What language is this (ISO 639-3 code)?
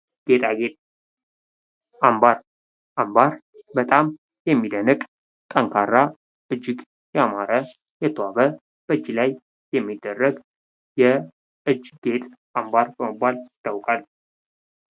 amh